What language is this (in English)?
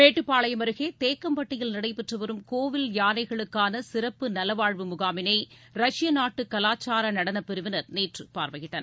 Tamil